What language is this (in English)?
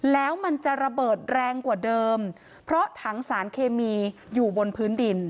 Thai